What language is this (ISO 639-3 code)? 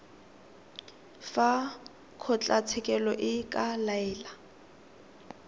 tsn